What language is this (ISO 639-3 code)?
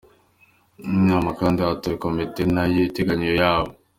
kin